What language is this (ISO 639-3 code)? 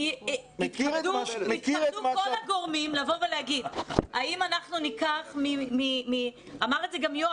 heb